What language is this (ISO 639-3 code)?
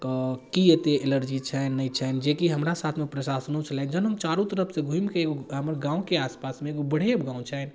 mai